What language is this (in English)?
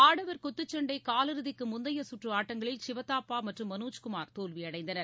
Tamil